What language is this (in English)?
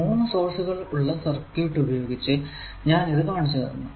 Malayalam